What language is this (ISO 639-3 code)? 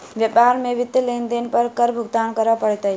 mai